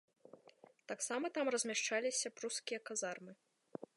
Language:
Belarusian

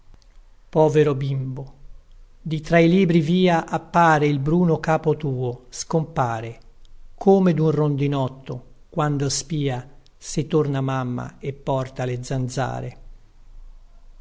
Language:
Italian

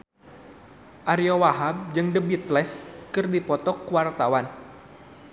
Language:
Sundanese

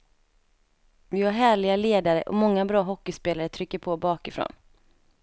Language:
Swedish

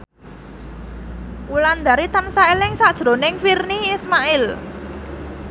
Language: Javanese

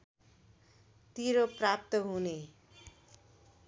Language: Nepali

